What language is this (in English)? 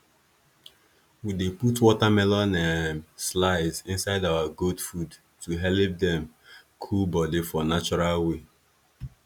Nigerian Pidgin